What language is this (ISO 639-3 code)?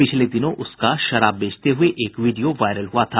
hin